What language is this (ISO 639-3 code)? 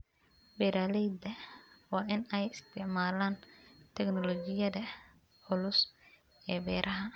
som